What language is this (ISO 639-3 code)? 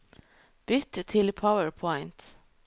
nor